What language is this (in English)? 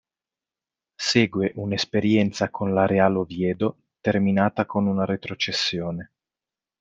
Italian